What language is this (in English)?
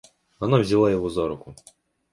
Russian